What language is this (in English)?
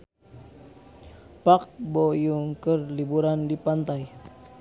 Sundanese